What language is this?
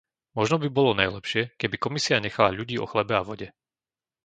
Slovak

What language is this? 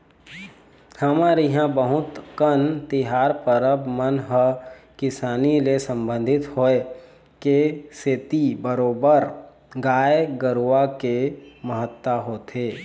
Chhattisgarhi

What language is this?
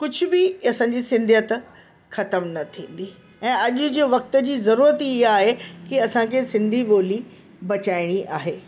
Sindhi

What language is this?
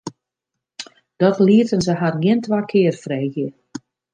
Western Frisian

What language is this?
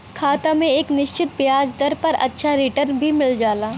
Bhojpuri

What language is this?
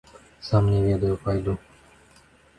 Belarusian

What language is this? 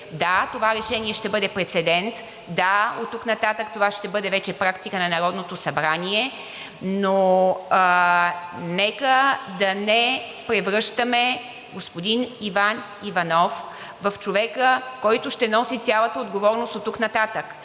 Bulgarian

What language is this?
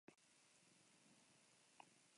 Basque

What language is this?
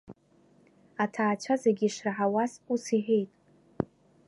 Abkhazian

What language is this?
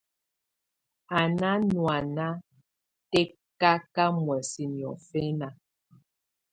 Tunen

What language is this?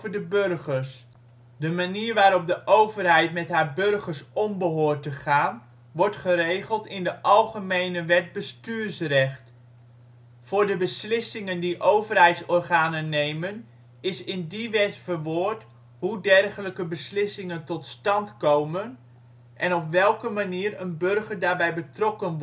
Dutch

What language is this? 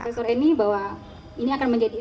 Indonesian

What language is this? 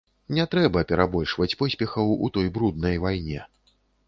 Belarusian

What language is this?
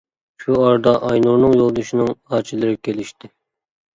Uyghur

